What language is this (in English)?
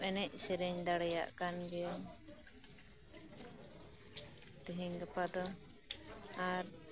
Santali